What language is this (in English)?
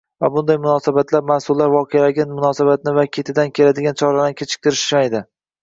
Uzbek